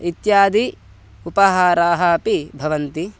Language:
Sanskrit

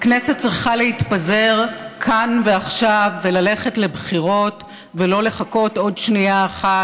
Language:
Hebrew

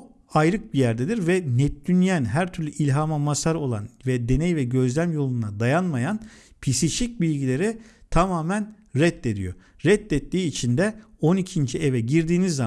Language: Turkish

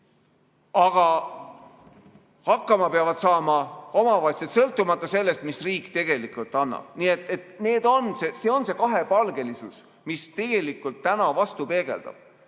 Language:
Estonian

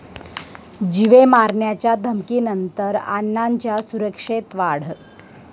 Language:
Marathi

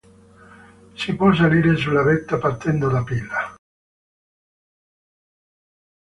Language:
Italian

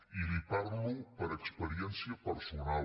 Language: Catalan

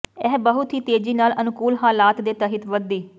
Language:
Punjabi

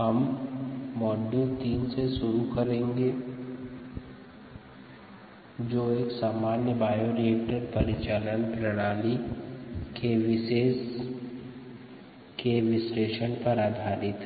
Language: Hindi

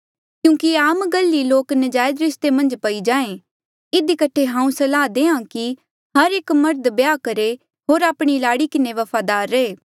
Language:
Mandeali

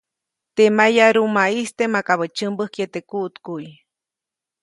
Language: Copainalá Zoque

